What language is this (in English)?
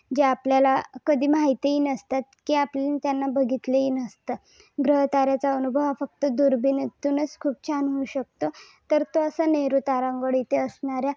Marathi